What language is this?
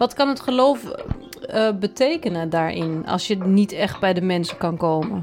Dutch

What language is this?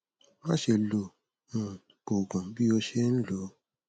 Yoruba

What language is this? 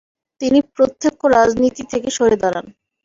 Bangla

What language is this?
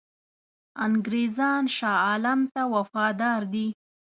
Pashto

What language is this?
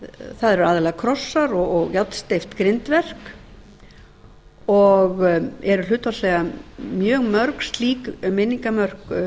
Icelandic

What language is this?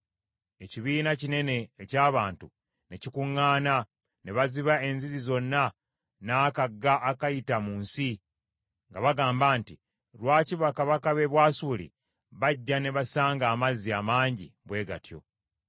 Ganda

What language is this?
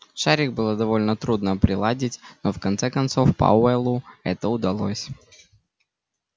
Russian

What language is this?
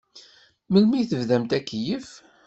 Kabyle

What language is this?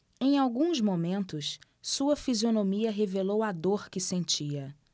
Portuguese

